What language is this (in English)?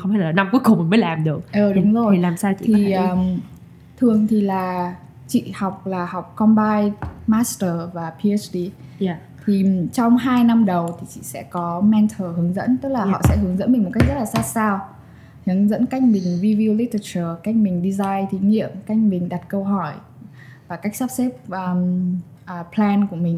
Vietnamese